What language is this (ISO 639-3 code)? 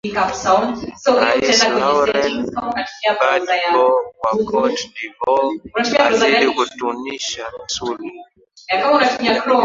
swa